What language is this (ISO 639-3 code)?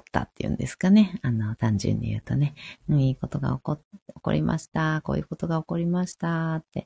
jpn